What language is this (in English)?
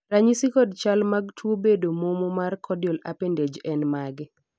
Luo (Kenya and Tanzania)